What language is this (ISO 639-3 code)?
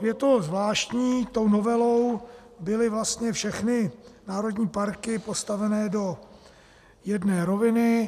ces